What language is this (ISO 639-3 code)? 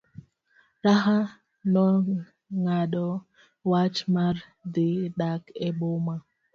luo